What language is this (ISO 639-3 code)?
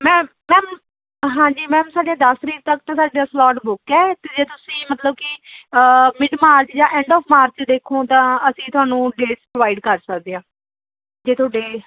pan